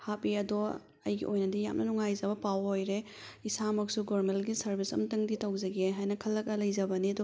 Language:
Manipuri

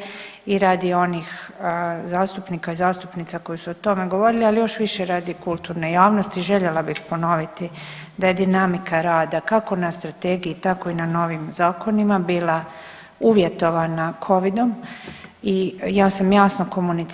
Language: Croatian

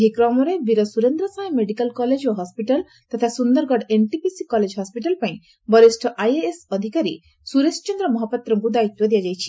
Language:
Odia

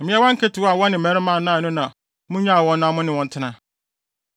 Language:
Akan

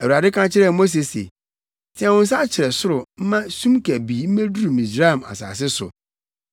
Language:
Akan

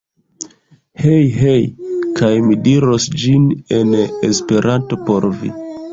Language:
Esperanto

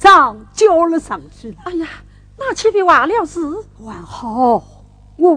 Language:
Chinese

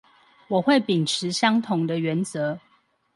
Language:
Chinese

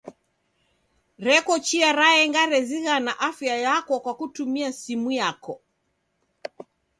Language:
Taita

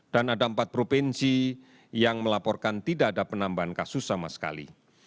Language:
Indonesian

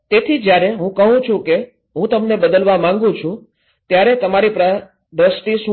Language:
Gujarati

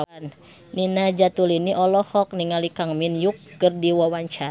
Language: Sundanese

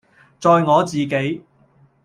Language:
Cantonese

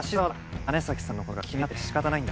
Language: Japanese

